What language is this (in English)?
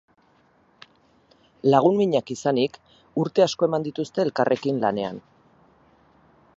Basque